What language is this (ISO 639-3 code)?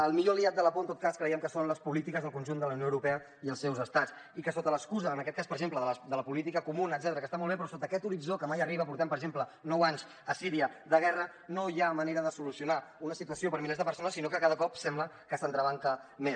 cat